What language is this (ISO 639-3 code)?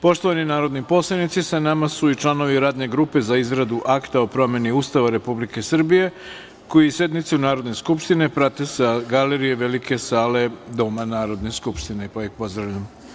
srp